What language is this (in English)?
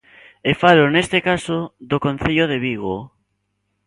Galician